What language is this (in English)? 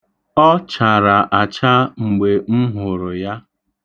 Igbo